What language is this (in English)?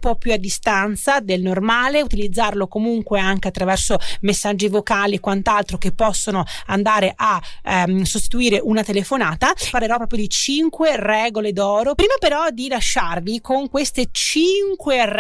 Italian